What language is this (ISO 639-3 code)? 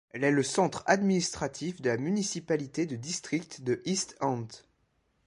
fra